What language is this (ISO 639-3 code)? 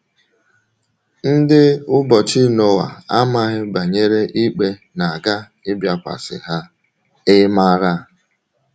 ibo